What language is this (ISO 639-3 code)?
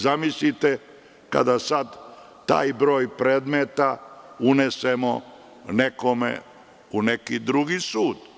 srp